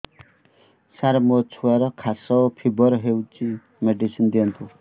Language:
Odia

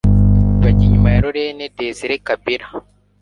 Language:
Kinyarwanda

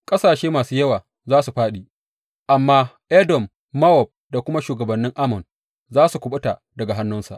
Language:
Hausa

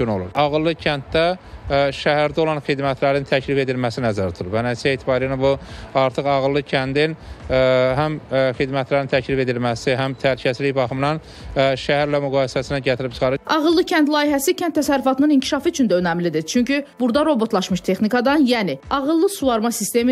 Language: Turkish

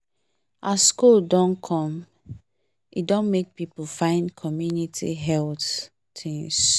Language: Nigerian Pidgin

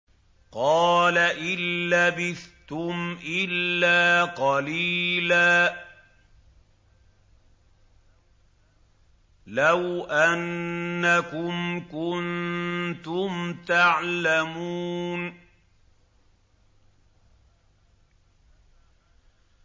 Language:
Arabic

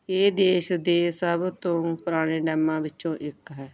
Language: Punjabi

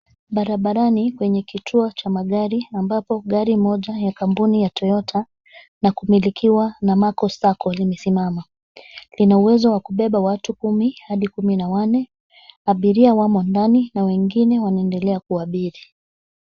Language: Swahili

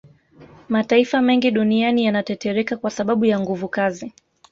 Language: Swahili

